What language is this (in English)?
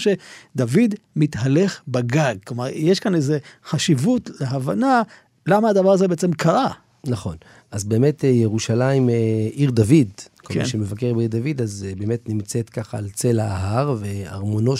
Hebrew